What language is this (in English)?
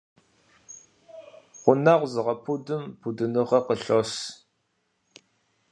Kabardian